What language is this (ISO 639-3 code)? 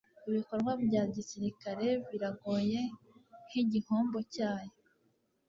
kin